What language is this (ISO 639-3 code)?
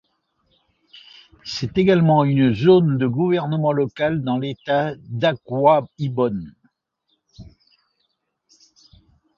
fra